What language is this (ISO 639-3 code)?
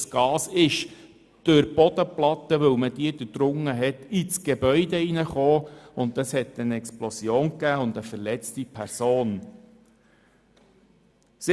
gsw